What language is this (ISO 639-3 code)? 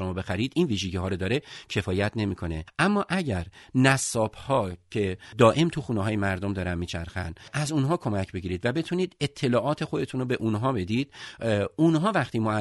fas